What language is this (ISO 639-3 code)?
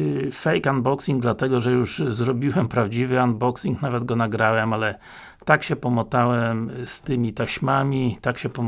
pol